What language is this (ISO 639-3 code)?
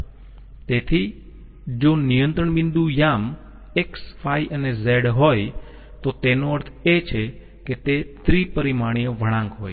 guj